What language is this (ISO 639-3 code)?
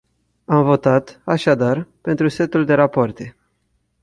ron